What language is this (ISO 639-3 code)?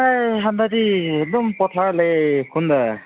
mni